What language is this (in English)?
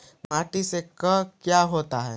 Magahi